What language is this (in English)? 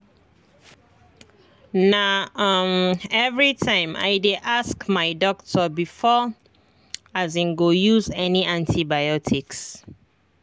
Nigerian Pidgin